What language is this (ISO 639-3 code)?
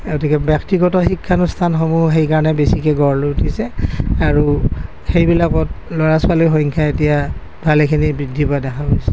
asm